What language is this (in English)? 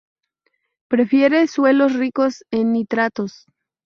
Spanish